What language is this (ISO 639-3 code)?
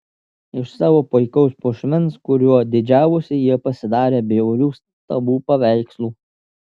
lit